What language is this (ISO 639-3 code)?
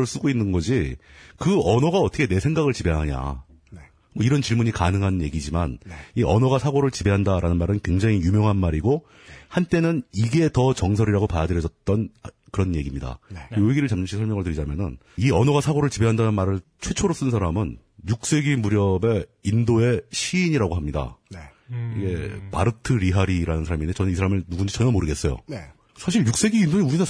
kor